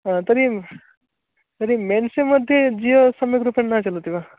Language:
Sanskrit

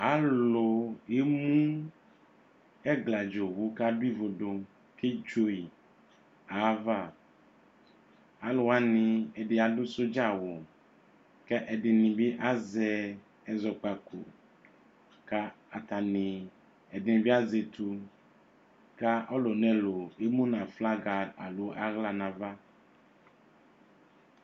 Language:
Ikposo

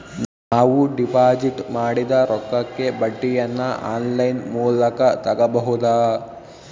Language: Kannada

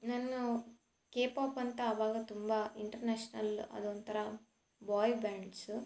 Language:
Kannada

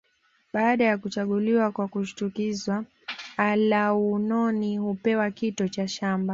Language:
Swahili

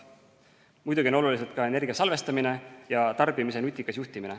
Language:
Estonian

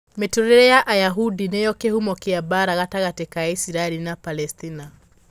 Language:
Kikuyu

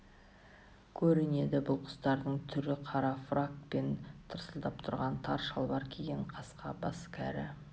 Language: Kazakh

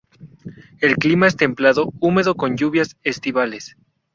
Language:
Spanish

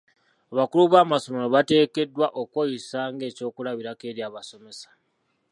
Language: Ganda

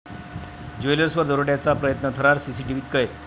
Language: Marathi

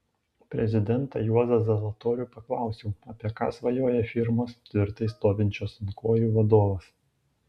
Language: Lithuanian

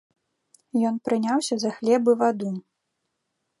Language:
Belarusian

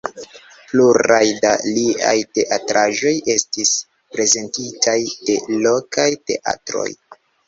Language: Esperanto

